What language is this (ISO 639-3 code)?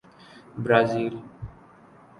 urd